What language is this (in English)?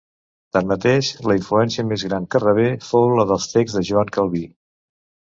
Catalan